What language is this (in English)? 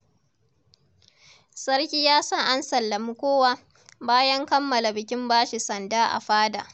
Hausa